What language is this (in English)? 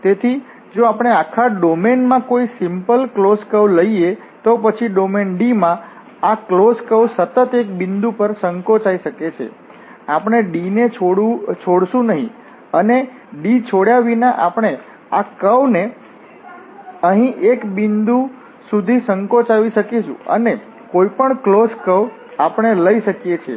Gujarati